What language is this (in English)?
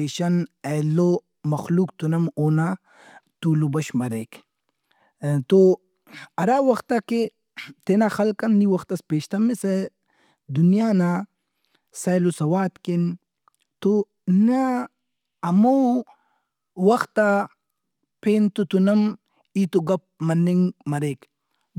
Brahui